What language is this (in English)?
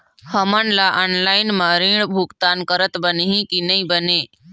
Chhattisgarhi